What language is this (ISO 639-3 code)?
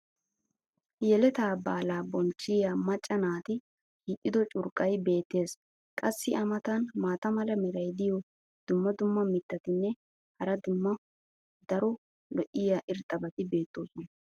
wal